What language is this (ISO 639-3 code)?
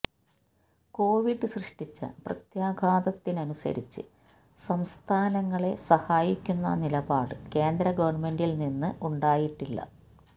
mal